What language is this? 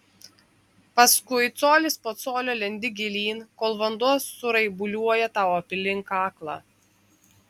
Lithuanian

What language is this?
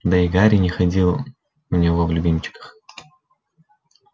Russian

